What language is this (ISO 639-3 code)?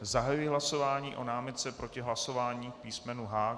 ces